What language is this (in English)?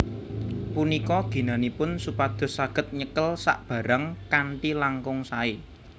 Javanese